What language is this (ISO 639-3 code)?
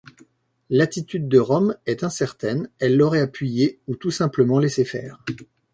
fra